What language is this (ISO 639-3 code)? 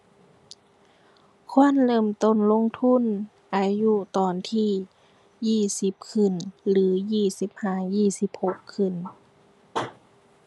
tha